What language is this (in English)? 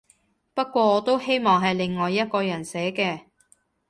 Cantonese